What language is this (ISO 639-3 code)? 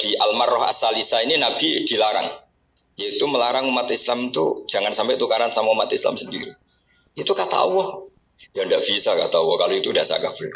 ind